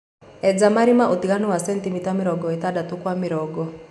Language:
Kikuyu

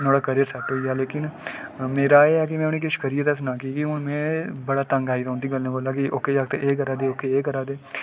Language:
Dogri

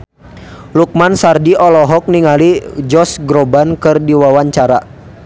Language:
Sundanese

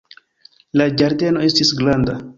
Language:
Esperanto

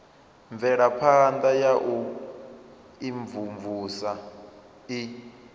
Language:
Venda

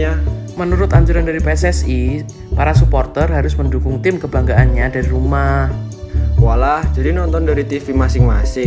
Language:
Indonesian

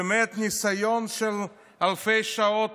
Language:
Hebrew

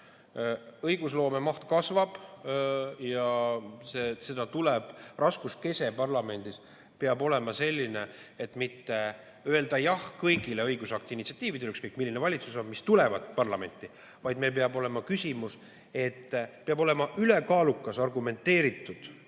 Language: Estonian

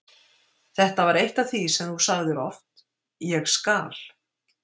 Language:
Icelandic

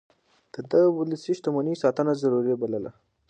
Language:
Pashto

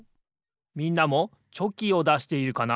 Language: Japanese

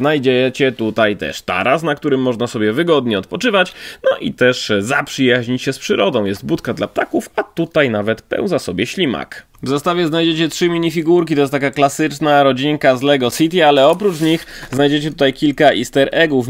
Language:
Polish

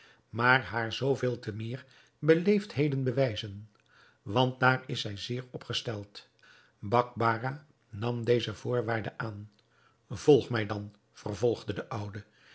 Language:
Dutch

